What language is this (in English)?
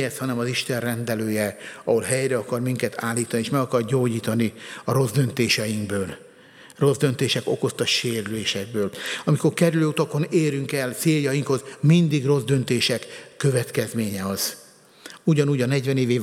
Hungarian